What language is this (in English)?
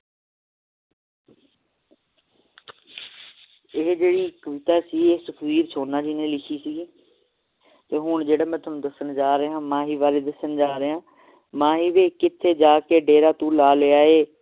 Punjabi